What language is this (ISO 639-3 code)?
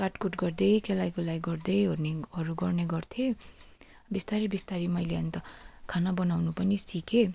nep